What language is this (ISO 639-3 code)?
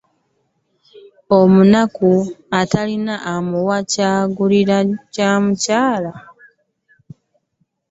lug